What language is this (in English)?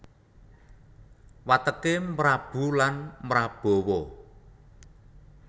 Javanese